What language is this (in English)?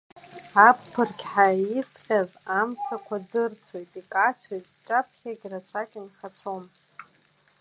Abkhazian